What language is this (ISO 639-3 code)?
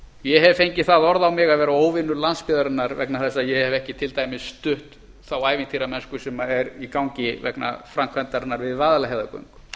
isl